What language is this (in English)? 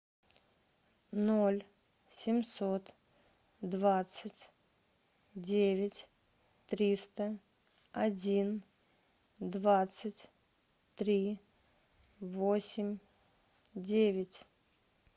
Russian